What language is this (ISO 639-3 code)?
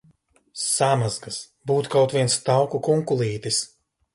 lav